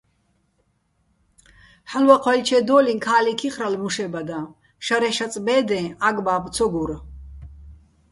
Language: Bats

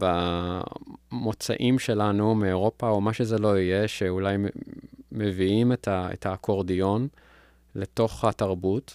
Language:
Hebrew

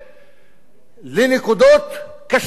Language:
Hebrew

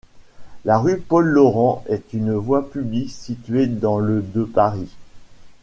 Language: French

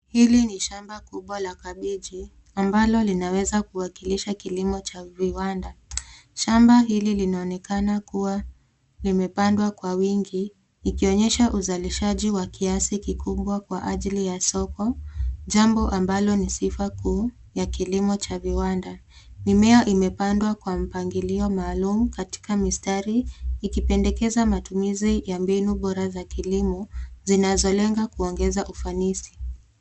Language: Swahili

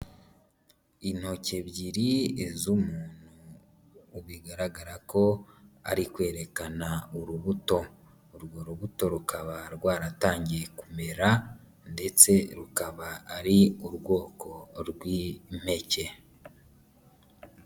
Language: Kinyarwanda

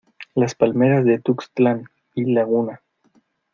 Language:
Spanish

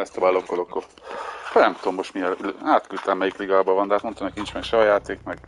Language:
Hungarian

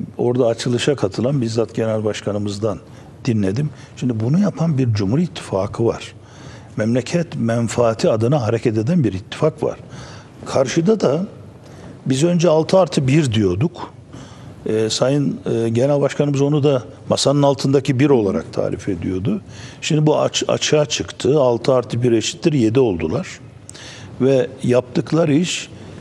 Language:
Turkish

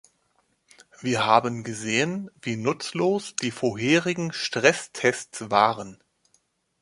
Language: German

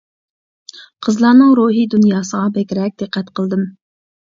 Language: Uyghur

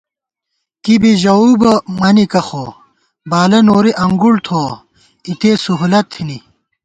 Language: Gawar-Bati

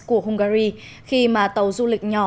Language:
Vietnamese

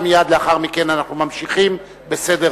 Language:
Hebrew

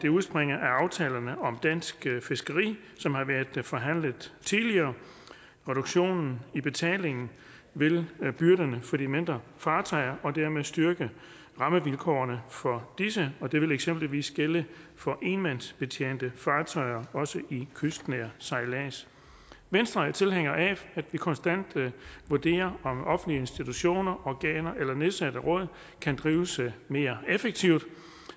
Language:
Danish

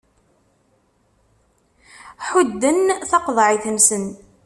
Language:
Kabyle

